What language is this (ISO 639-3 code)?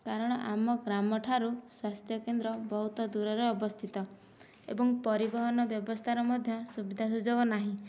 ori